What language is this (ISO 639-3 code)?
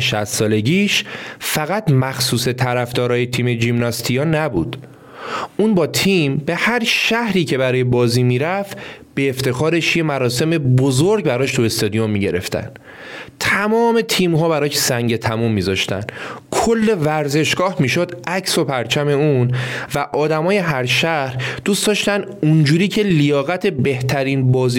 fas